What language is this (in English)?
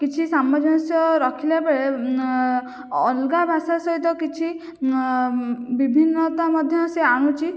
Odia